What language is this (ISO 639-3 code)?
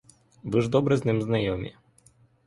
ukr